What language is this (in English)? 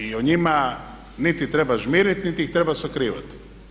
Croatian